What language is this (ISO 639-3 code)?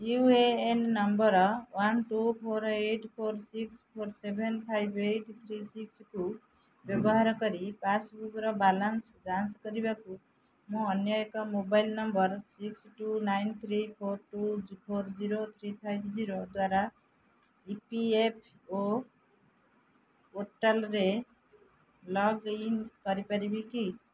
ori